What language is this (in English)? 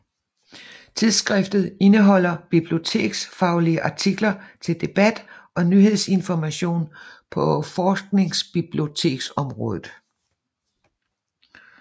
Danish